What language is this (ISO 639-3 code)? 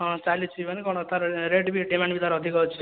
ori